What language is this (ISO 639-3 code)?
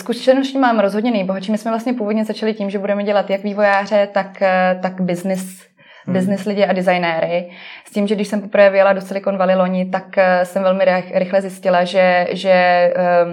ces